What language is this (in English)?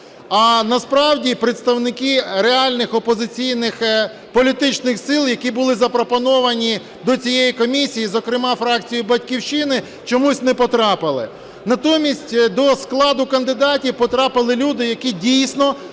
Ukrainian